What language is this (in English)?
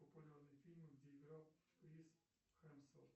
Russian